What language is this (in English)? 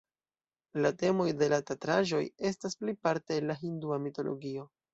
Esperanto